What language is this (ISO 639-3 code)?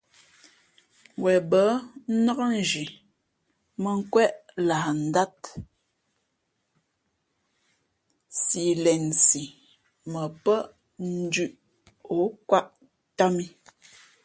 fmp